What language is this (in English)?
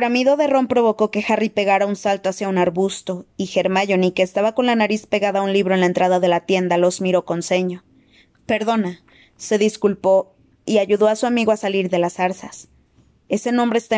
Spanish